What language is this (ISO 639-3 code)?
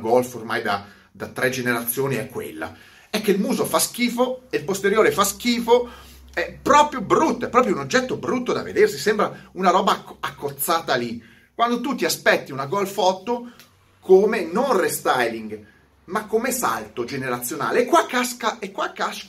ita